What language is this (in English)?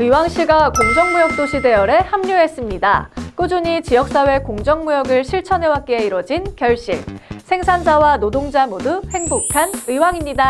Korean